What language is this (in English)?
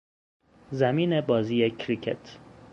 Persian